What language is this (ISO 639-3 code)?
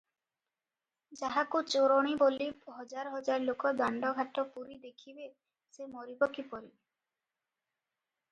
ori